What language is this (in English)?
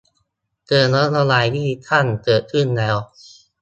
Thai